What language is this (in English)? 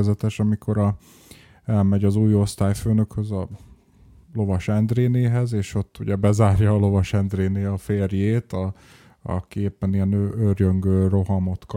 Hungarian